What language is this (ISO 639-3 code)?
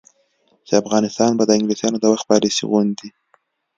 pus